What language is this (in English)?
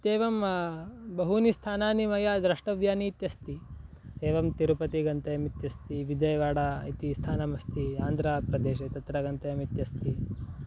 Sanskrit